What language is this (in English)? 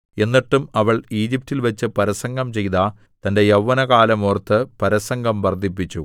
Malayalam